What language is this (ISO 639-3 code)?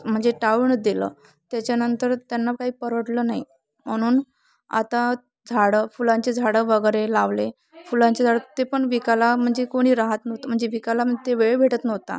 mar